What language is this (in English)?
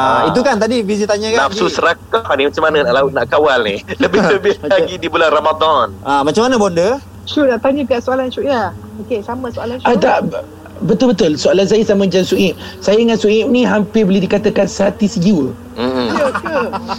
Malay